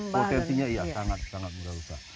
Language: Indonesian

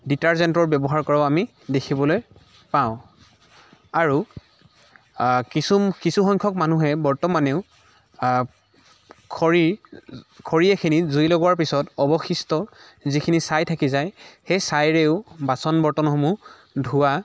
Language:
Assamese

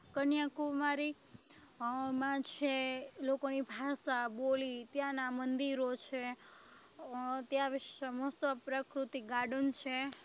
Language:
Gujarati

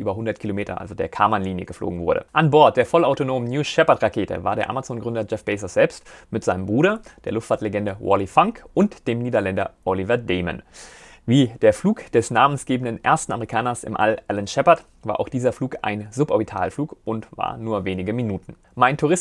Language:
German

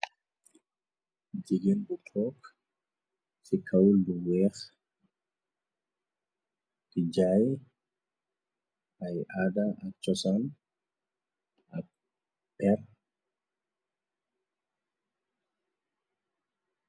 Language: Wolof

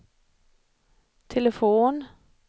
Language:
Swedish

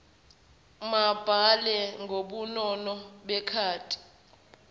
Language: Zulu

